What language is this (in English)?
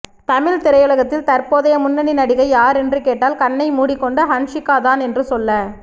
Tamil